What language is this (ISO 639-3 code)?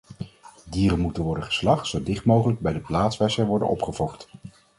nld